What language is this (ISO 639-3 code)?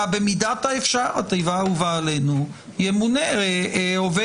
heb